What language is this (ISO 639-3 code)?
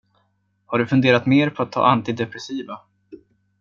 swe